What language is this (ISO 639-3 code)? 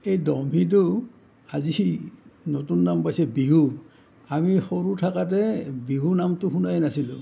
asm